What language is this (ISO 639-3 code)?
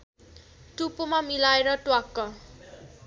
nep